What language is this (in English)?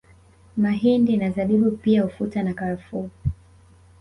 Swahili